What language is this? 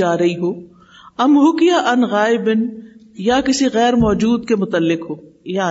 Urdu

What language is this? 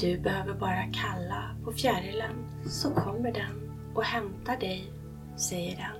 Swedish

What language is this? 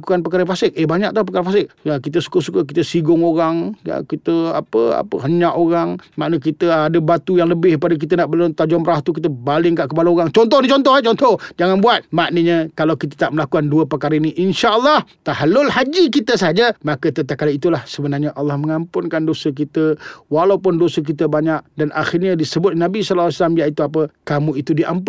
Malay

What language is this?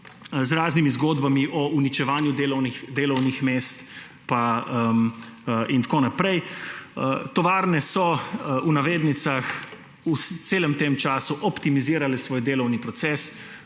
Slovenian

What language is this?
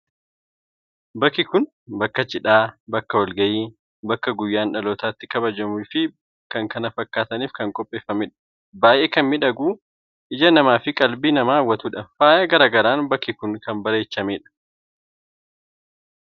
Oromo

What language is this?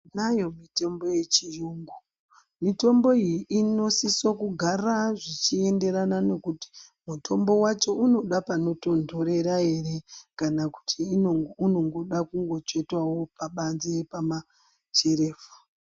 Ndau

